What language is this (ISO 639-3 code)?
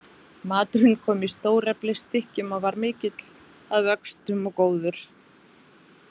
isl